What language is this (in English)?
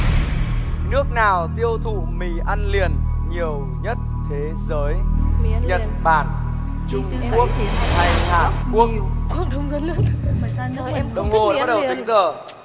Vietnamese